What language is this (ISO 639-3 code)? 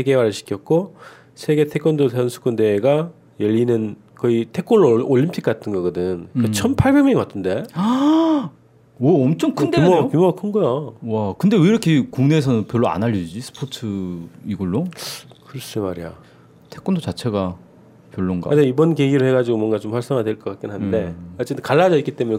kor